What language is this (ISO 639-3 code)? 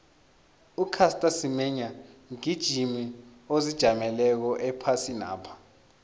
nbl